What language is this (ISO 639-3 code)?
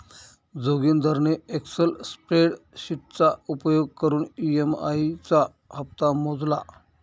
mar